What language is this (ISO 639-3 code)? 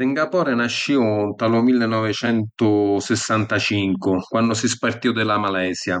scn